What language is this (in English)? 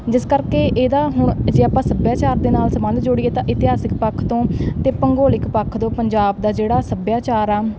Punjabi